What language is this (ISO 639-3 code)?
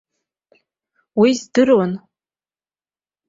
abk